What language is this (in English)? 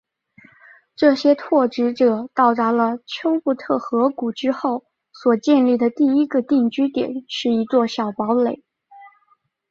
Chinese